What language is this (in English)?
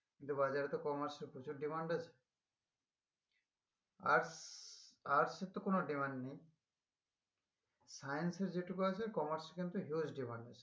Bangla